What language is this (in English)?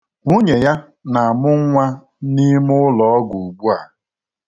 Igbo